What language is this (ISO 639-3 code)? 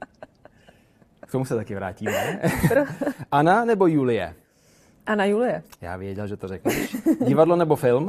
ces